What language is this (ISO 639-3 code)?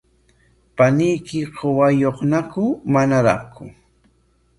qwa